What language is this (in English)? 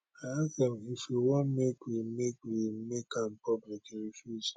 Nigerian Pidgin